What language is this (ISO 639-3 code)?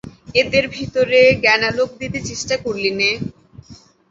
ben